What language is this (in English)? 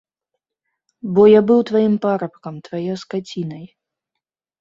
Belarusian